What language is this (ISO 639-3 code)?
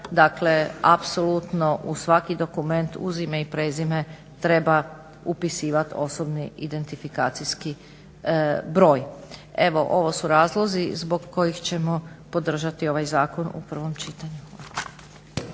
hrv